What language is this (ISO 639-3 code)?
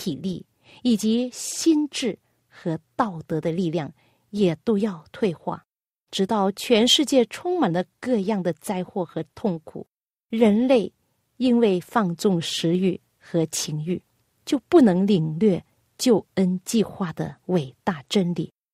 zho